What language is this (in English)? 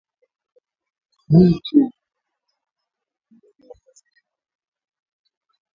Swahili